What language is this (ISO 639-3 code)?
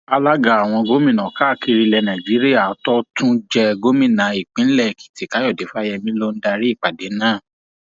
yor